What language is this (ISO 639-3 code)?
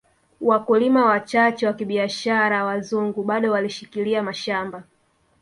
swa